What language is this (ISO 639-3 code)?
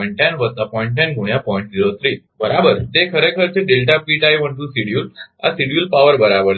guj